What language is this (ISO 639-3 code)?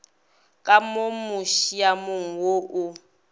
nso